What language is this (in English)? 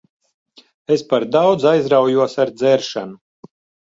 Latvian